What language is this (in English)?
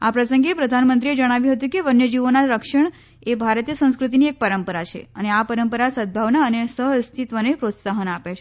Gujarati